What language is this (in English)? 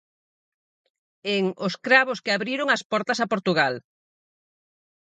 Galician